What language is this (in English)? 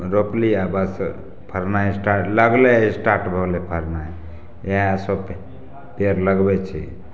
Maithili